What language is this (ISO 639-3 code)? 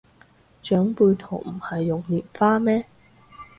yue